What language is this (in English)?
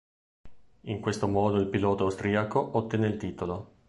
Italian